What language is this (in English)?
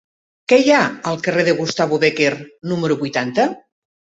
Catalan